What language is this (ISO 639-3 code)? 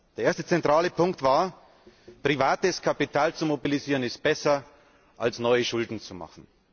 deu